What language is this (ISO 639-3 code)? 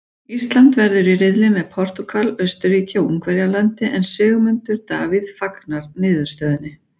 isl